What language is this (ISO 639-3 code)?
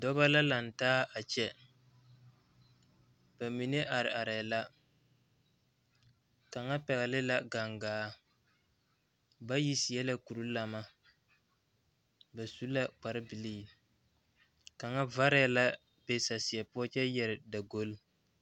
dga